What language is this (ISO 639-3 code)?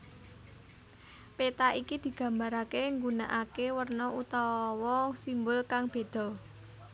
jav